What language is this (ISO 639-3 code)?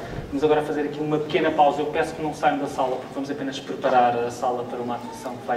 por